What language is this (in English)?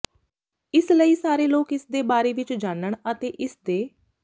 Punjabi